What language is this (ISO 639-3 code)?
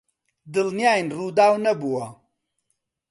ckb